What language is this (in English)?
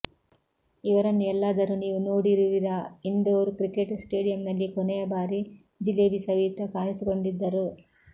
Kannada